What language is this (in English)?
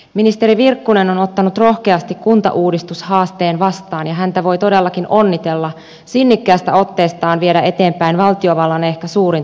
Finnish